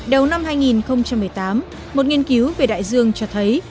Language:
Vietnamese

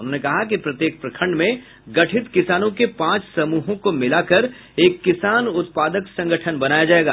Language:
Hindi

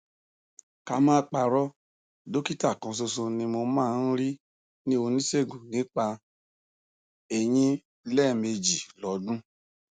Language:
Yoruba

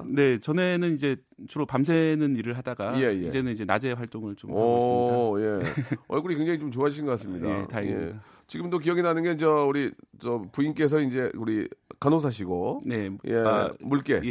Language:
Korean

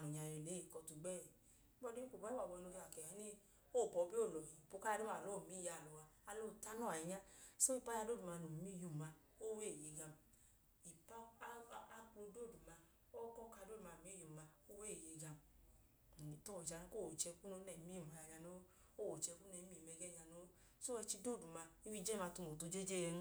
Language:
Idoma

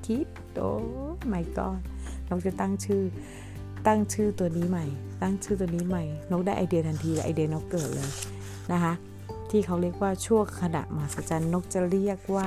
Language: Thai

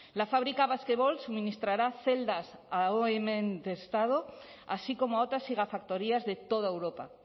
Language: Spanish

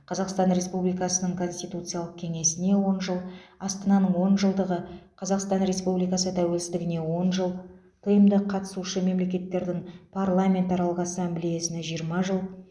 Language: Kazakh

